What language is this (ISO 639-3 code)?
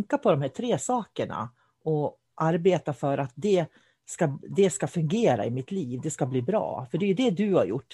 swe